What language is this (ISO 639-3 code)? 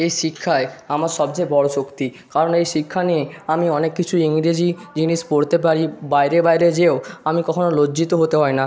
ben